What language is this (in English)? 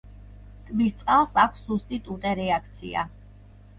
Georgian